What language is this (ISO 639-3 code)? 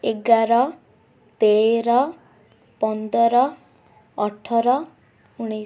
ori